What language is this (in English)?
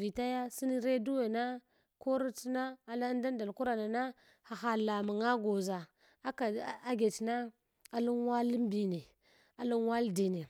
Hwana